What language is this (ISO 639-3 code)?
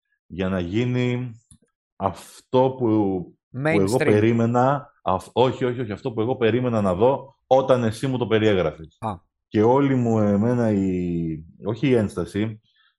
ell